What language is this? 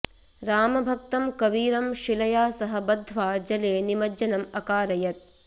Sanskrit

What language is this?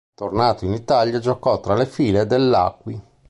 Italian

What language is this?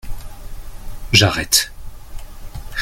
French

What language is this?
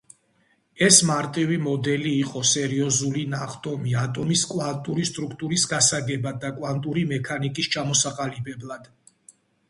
Georgian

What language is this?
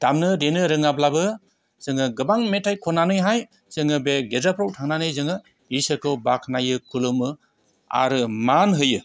Bodo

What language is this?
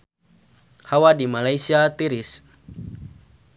Sundanese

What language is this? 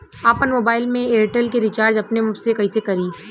Bhojpuri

